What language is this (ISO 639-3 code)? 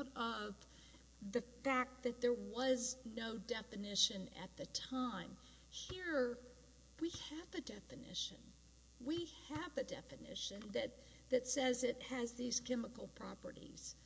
eng